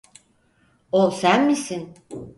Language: Turkish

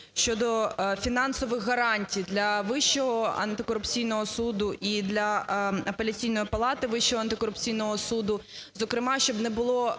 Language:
Ukrainian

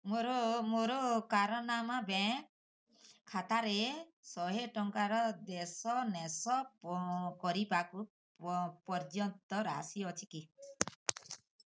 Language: Odia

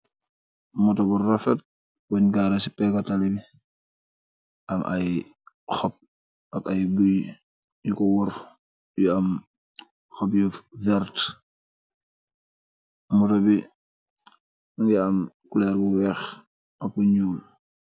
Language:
Wolof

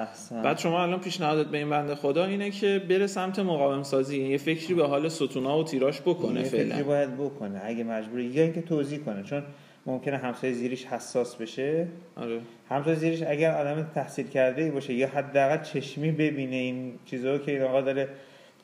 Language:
Persian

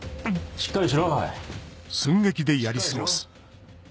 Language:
Japanese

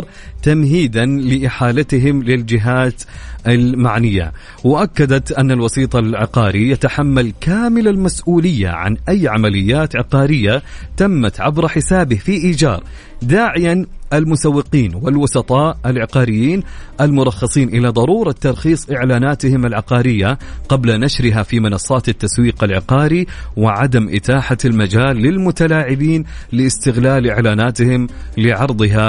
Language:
Arabic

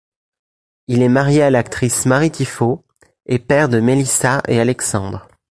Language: French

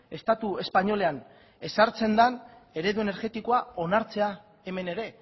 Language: Basque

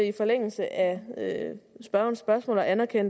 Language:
Danish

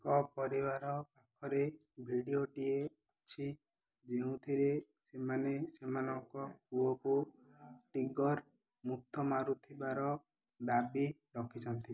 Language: Odia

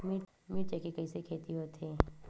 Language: Chhattisgarhi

